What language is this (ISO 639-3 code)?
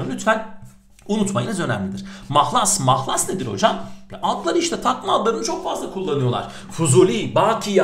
tur